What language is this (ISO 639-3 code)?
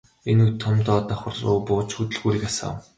mon